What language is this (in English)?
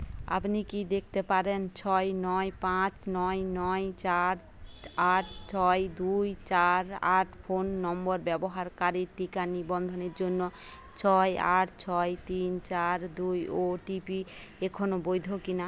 Bangla